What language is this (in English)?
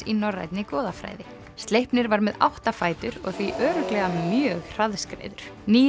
Icelandic